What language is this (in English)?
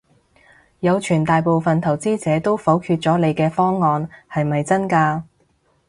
Cantonese